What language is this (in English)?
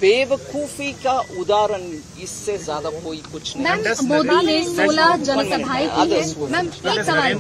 Hindi